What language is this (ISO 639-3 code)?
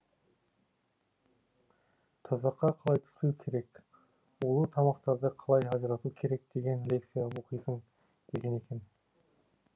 kaz